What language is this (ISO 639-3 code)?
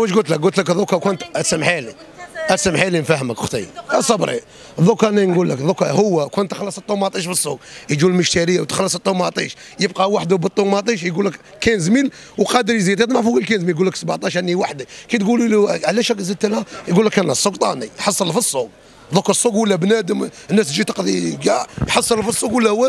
ara